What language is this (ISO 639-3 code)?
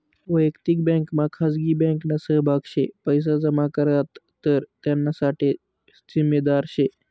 mar